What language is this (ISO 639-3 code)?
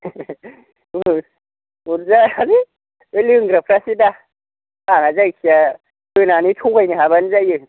brx